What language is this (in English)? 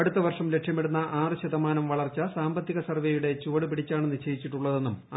Malayalam